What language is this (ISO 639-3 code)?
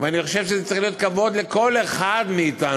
heb